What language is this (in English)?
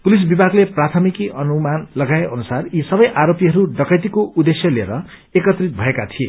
Nepali